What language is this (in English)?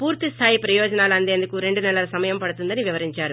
Telugu